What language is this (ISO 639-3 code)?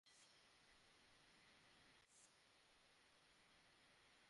ben